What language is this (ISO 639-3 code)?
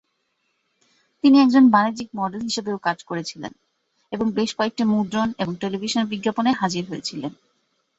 ben